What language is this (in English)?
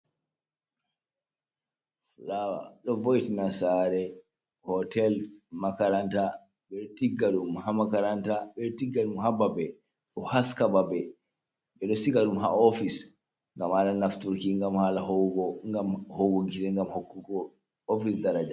Fula